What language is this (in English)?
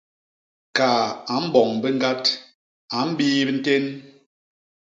Basaa